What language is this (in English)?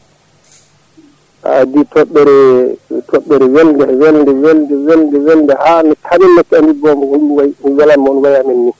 Fula